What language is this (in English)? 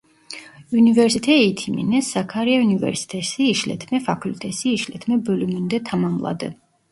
Turkish